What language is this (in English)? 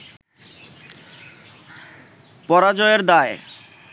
Bangla